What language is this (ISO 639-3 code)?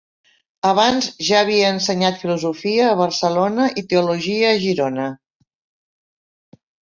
cat